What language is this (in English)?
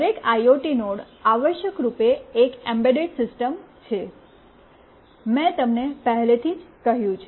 Gujarati